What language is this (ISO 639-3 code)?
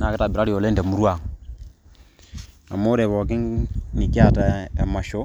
mas